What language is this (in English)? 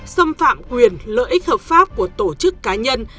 Vietnamese